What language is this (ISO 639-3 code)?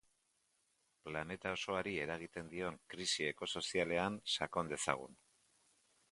eus